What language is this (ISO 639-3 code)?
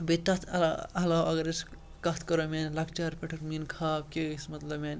kas